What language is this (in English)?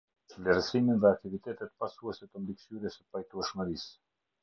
Albanian